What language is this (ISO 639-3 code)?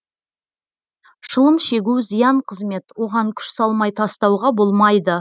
kaz